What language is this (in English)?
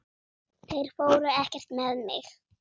Icelandic